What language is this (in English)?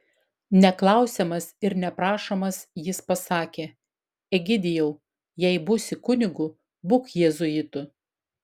Lithuanian